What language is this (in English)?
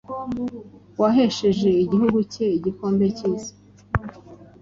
Kinyarwanda